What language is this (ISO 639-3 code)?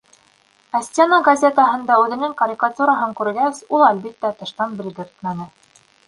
bak